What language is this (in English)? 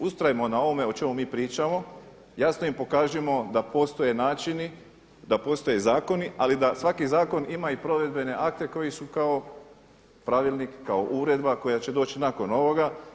Croatian